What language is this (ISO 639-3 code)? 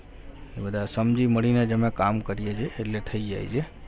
guj